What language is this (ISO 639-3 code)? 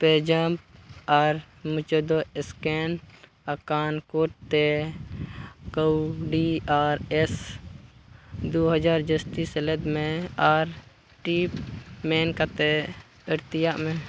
sat